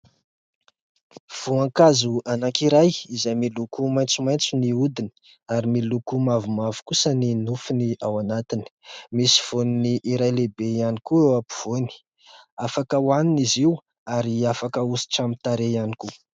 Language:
Malagasy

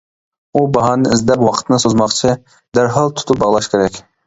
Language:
Uyghur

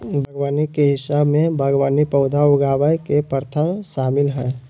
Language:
Magahi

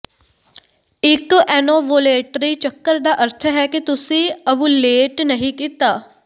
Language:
Punjabi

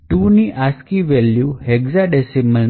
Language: Gujarati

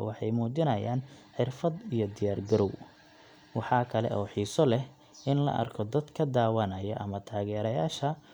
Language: Somali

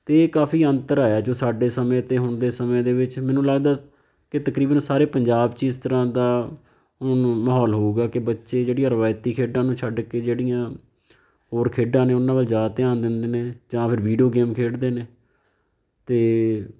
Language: Punjabi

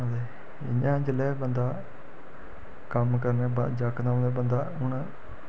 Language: Dogri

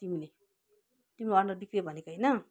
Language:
Nepali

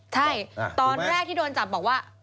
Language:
Thai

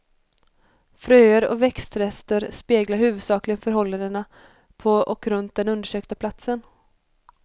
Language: Swedish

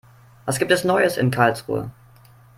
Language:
German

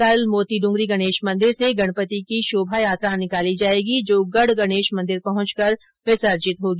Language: Hindi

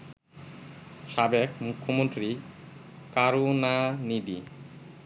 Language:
Bangla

